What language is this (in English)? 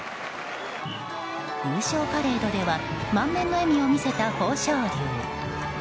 Japanese